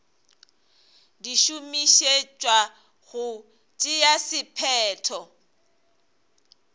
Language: Northern Sotho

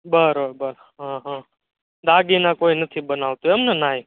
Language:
Gujarati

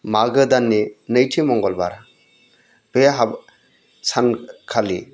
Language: Bodo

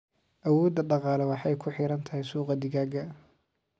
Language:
Somali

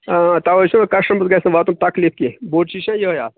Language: Kashmiri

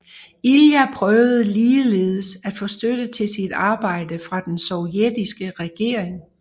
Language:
Danish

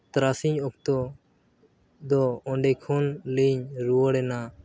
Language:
Santali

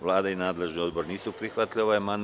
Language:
Serbian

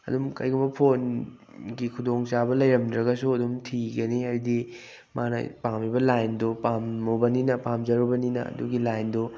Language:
Manipuri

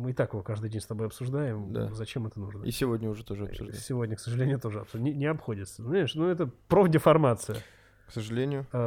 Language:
Russian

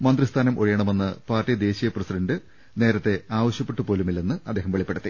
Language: Malayalam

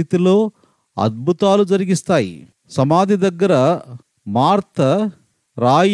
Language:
Telugu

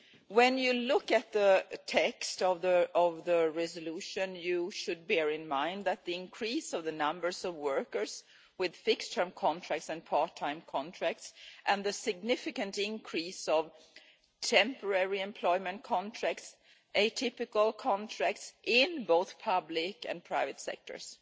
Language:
English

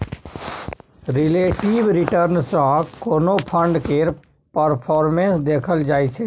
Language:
Maithili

